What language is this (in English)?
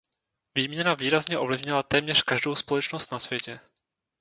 Czech